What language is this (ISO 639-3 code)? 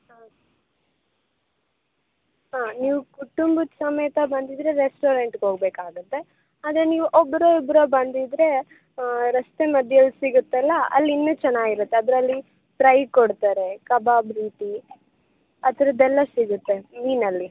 kan